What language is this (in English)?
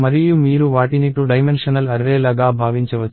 Telugu